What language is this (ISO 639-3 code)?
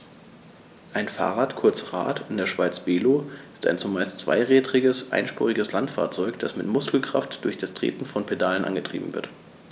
deu